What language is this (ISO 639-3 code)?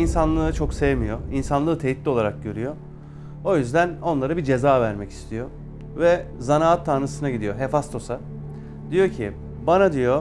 tur